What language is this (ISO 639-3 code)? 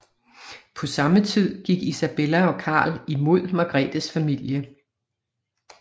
dan